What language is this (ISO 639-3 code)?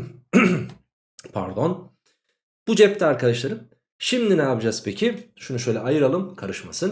tur